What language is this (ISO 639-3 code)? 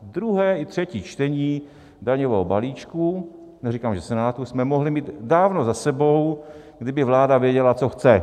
ces